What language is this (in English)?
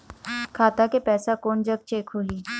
Chhattisgarhi